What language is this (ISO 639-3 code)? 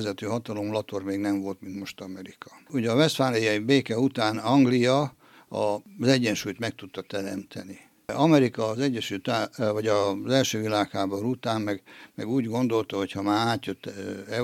hun